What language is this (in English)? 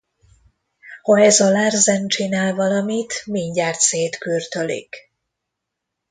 Hungarian